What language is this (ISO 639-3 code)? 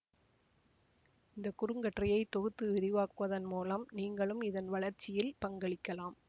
tam